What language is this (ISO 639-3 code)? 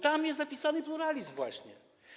pol